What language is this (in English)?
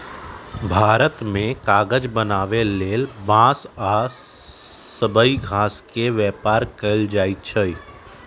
Magahi